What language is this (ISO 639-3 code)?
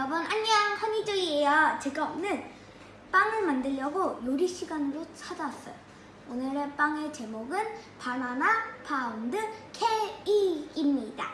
kor